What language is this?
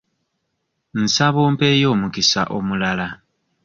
Ganda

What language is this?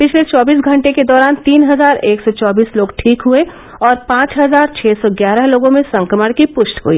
Hindi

